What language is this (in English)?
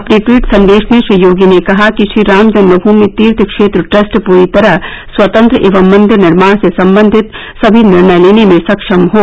Hindi